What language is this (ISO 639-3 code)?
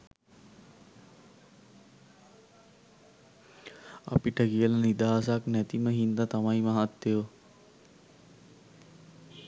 sin